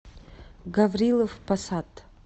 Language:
Russian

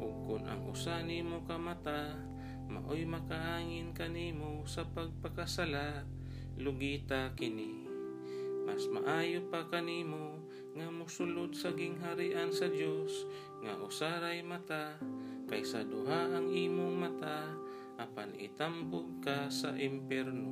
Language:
Filipino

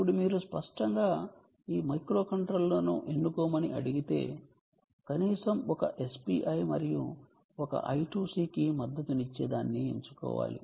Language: Telugu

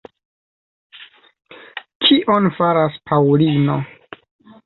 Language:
Esperanto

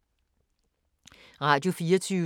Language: Danish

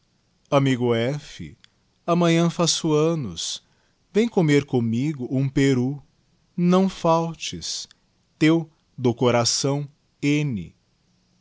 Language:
Portuguese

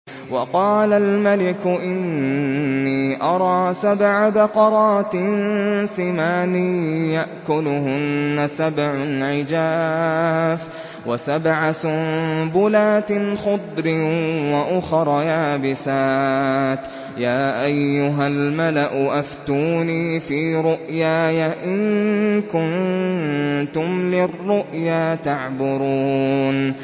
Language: Arabic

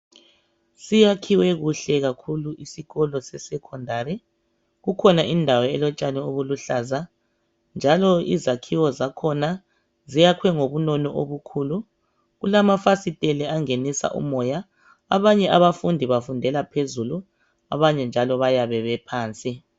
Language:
North Ndebele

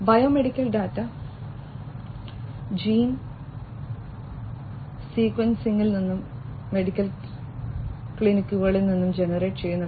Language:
Malayalam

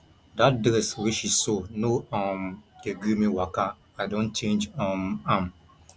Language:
Nigerian Pidgin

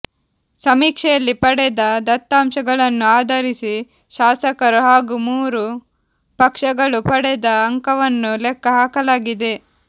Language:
Kannada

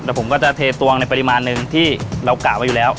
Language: Thai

